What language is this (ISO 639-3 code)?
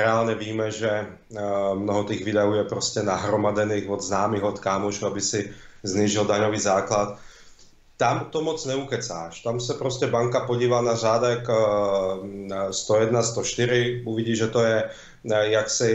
ces